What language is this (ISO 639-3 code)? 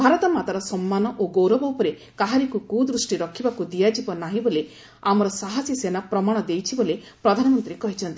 ori